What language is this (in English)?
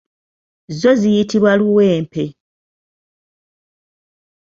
Ganda